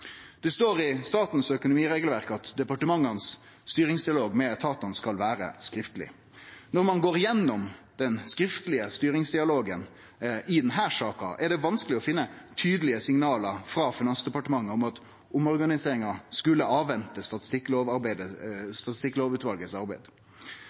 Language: Norwegian Nynorsk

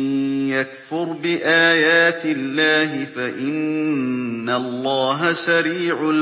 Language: Arabic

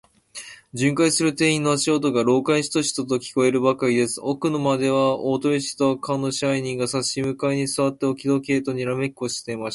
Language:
Japanese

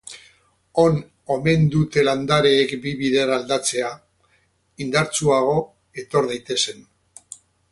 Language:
Basque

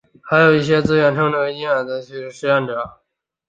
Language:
Chinese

